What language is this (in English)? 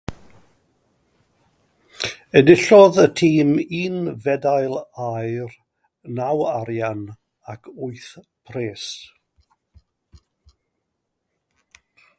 Welsh